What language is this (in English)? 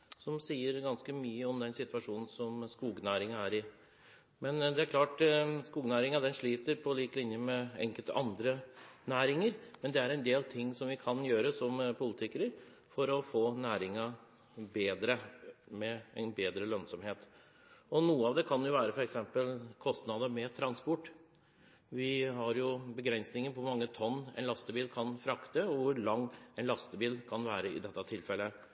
Norwegian Bokmål